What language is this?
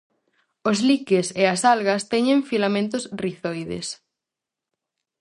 Galician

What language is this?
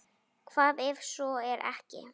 Icelandic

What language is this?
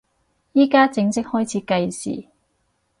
Cantonese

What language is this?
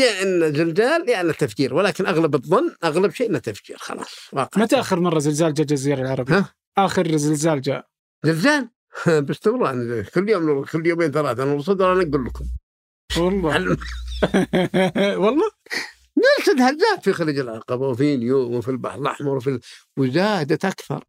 Arabic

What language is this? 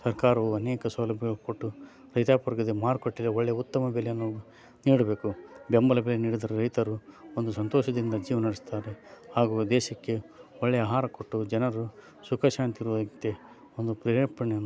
Kannada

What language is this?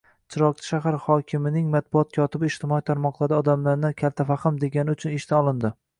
Uzbek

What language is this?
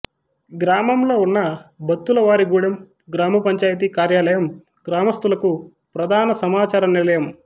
Telugu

